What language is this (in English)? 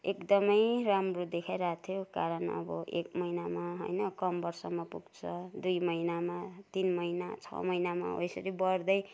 Nepali